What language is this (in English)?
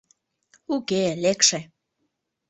Mari